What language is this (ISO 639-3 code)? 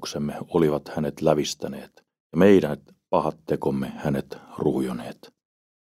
fin